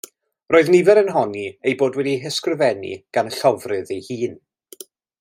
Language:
Welsh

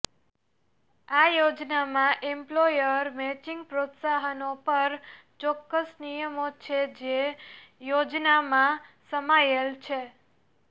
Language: Gujarati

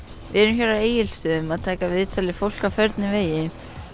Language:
Icelandic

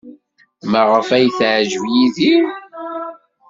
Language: Kabyle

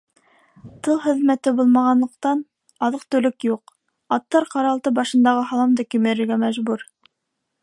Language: Bashkir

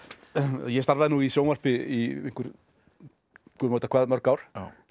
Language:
Icelandic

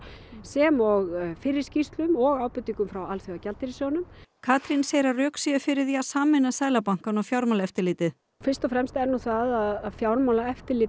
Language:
Icelandic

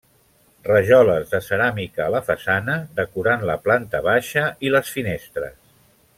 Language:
Catalan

